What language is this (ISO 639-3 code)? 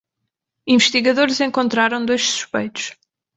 por